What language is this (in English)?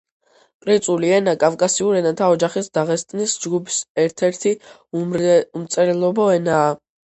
Georgian